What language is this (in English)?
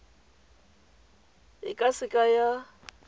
Tswana